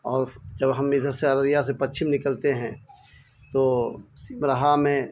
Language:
Urdu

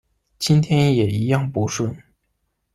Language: Chinese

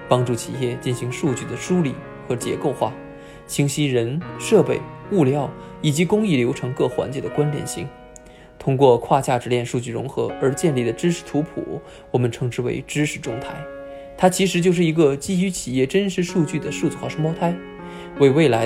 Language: Chinese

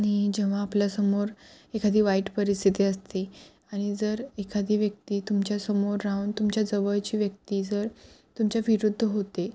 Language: Marathi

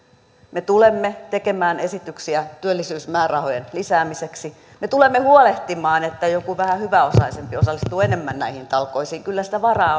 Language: Finnish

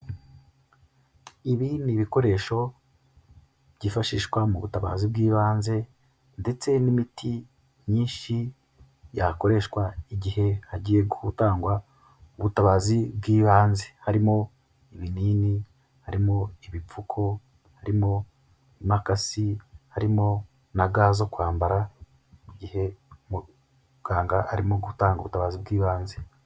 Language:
Kinyarwanda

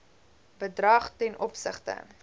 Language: Afrikaans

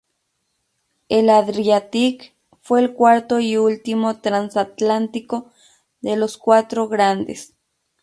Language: Spanish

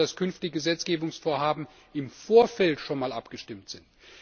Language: German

